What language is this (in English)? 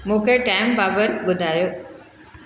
Sindhi